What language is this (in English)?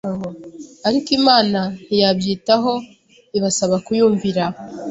Kinyarwanda